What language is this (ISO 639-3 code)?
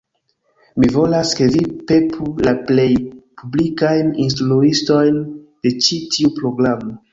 epo